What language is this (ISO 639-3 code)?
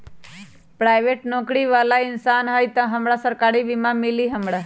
mag